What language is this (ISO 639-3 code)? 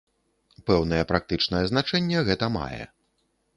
bel